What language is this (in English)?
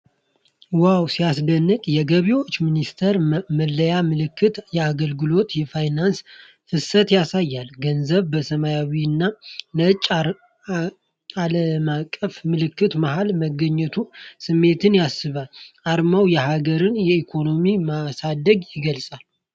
Amharic